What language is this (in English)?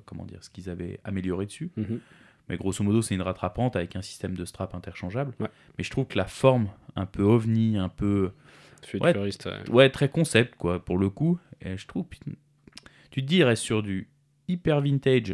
French